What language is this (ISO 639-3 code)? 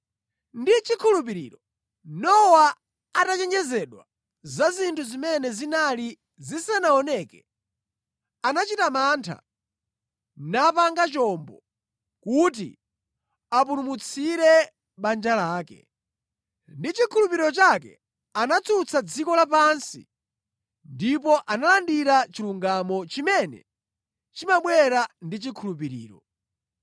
nya